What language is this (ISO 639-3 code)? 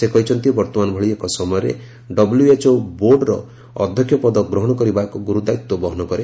ori